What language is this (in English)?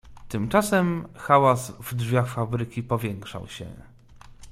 Polish